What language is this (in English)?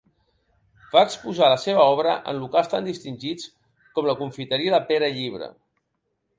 Catalan